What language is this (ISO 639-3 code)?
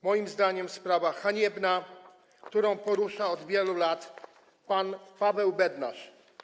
pol